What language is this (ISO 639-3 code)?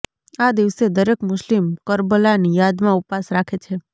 guj